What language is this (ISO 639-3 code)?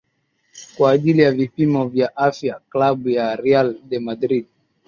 swa